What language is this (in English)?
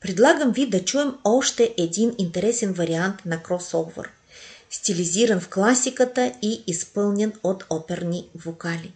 Bulgarian